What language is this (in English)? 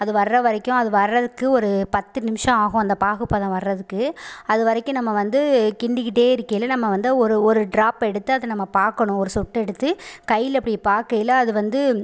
Tamil